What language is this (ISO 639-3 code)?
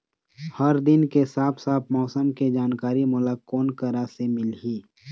hne